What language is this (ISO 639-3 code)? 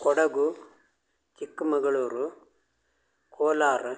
kan